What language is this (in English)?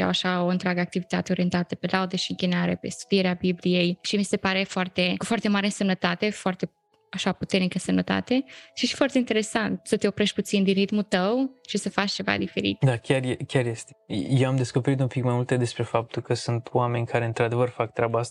Romanian